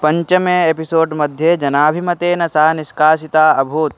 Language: Sanskrit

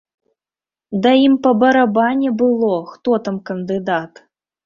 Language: Belarusian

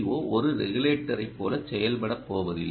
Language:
Tamil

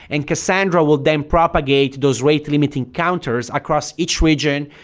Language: English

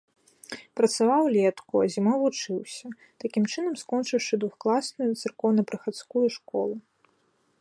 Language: Belarusian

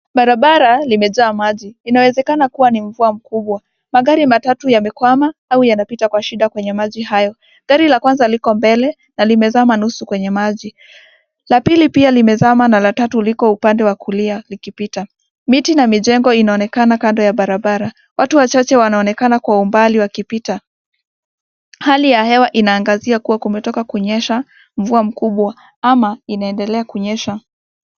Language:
Swahili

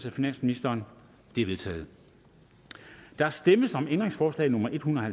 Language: Danish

